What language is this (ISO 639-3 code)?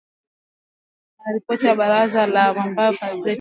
swa